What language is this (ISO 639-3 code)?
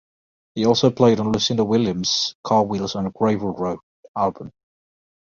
eng